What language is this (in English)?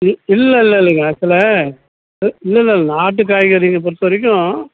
Tamil